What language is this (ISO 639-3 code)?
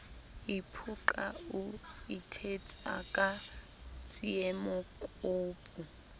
sot